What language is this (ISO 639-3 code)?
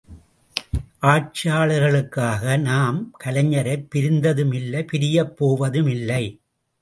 tam